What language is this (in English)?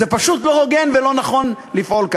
Hebrew